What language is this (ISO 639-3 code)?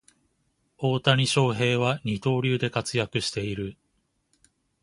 jpn